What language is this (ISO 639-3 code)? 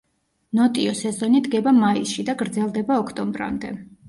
kat